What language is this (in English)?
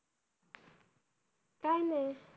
Marathi